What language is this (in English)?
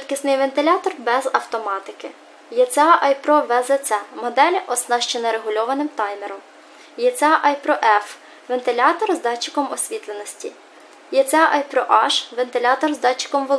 Italian